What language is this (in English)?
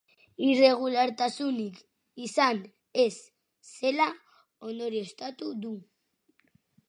Basque